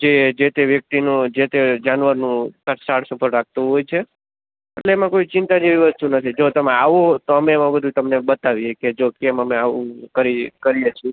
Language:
Gujarati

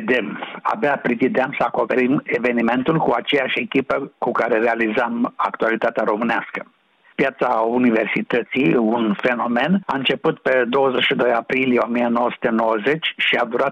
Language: Romanian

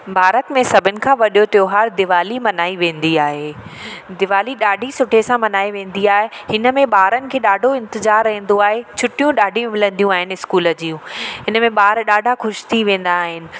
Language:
Sindhi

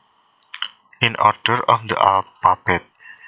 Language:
Javanese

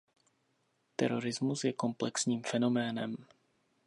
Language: Czech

